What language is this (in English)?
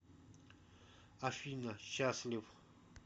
Russian